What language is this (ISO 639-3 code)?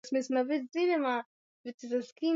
swa